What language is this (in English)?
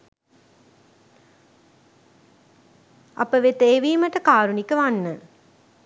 Sinhala